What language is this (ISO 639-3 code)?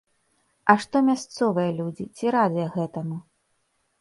bel